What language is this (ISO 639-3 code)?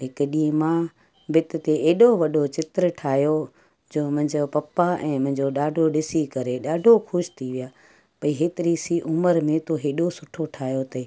snd